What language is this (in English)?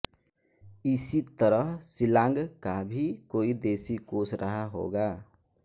Hindi